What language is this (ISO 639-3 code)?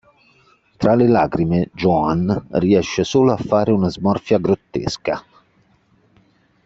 ita